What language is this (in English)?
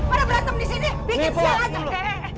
Indonesian